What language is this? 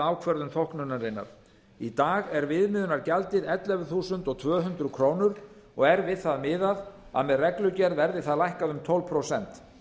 Icelandic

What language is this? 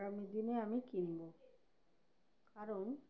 Bangla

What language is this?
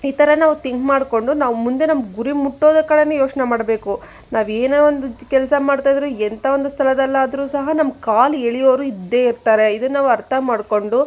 Kannada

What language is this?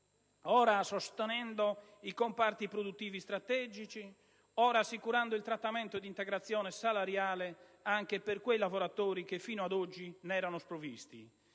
Italian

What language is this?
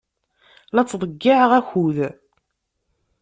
Kabyle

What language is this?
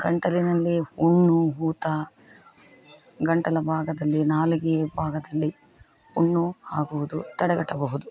Kannada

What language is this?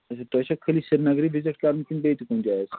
Kashmiri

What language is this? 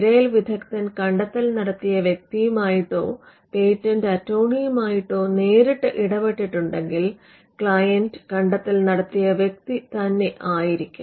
Malayalam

